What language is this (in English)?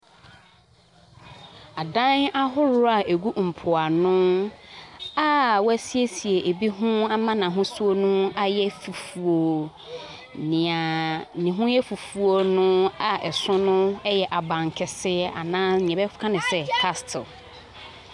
Akan